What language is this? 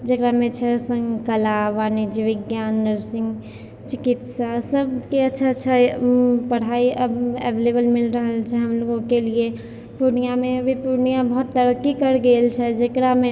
Maithili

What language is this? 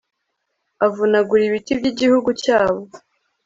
Kinyarwanda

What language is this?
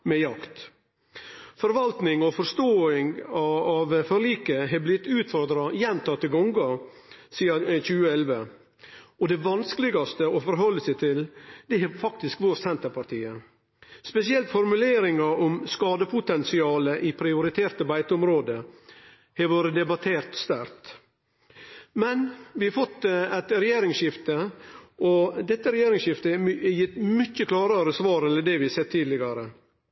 Norwegian Nynorsk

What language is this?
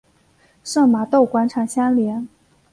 Chinese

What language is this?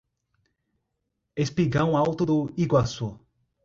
Portuguese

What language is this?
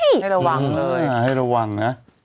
Thai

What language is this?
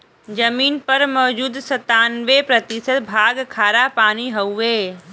Bhojpuri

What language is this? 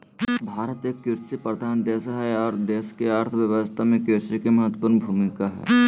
Magahi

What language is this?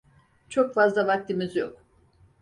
Turkish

